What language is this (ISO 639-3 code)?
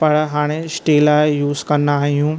snd